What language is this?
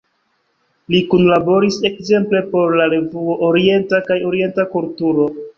Esperanto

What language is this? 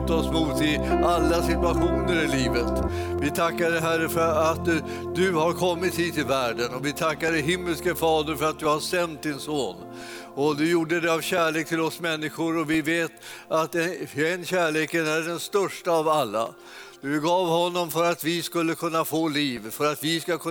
Swedish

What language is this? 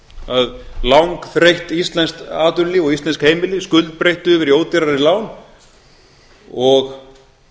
Icelandic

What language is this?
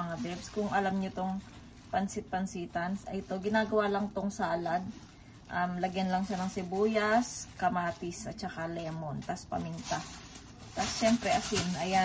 Filipino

